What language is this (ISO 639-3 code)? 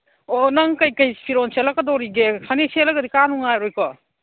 mni